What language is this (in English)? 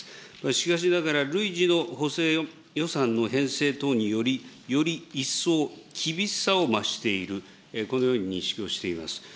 Japanese